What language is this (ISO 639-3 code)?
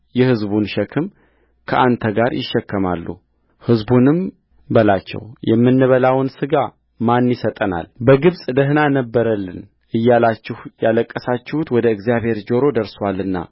amh